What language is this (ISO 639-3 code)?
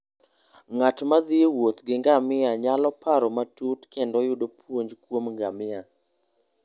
luo